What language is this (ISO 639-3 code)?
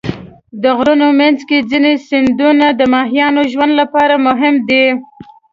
pus